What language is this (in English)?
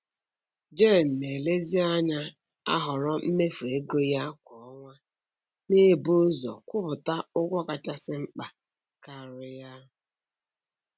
Igbo